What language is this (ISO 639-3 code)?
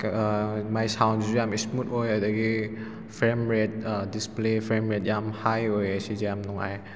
mni